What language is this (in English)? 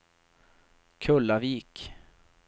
Swedish